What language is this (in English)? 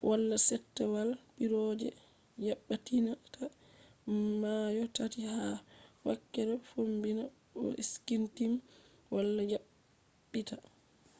Fula